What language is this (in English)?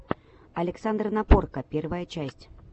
Russian